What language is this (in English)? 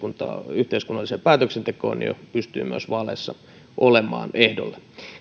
Finnish